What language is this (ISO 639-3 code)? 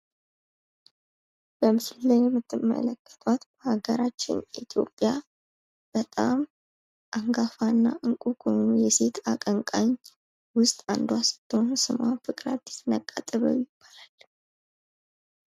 amh